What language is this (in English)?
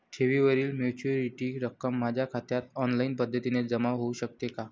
Marathi